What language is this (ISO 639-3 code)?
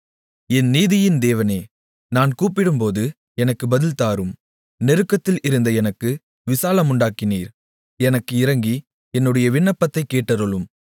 tam